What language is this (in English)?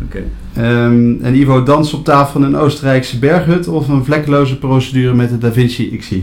Dutch